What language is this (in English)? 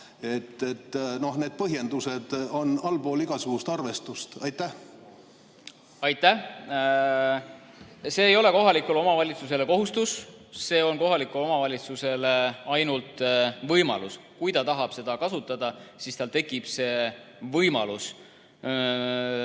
Estonian